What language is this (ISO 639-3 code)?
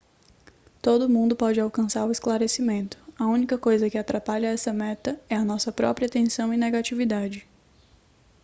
por